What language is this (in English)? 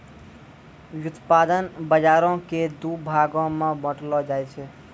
Maithili